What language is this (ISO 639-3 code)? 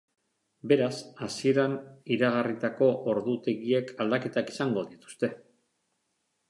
eus